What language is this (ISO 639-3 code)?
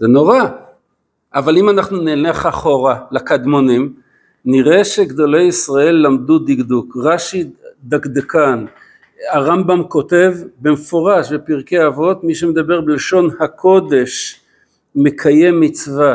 heb